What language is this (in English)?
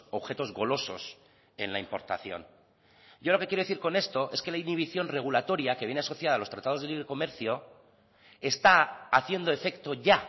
Spanish